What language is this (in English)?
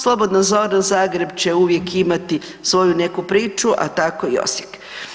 Croatian